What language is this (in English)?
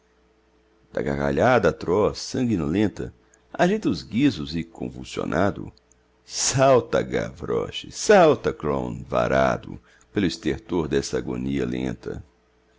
Portuguese